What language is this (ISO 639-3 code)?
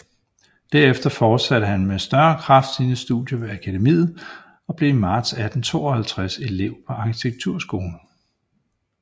dan